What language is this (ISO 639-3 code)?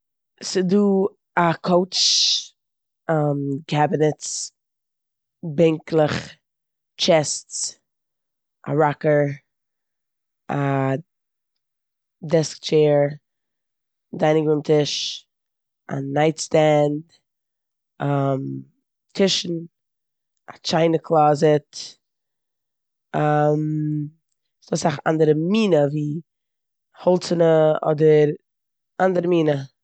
yid